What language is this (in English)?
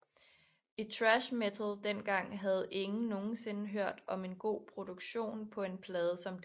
Danish